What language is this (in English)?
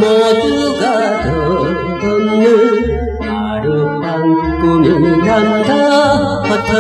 Arabic